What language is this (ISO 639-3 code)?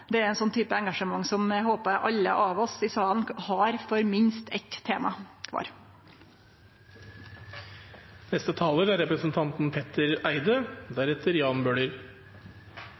nor